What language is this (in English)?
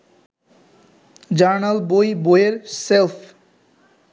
Bangla